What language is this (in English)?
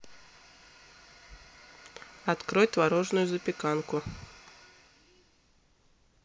Russian